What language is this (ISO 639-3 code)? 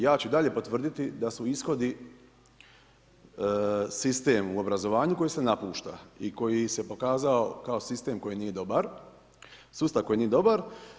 hrv